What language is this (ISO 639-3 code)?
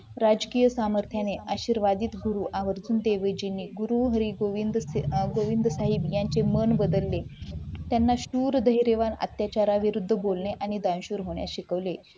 mar